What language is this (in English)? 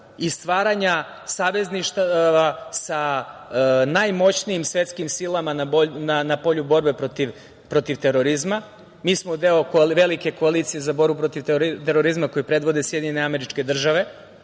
Serbian